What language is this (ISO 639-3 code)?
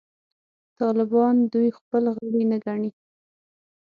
pus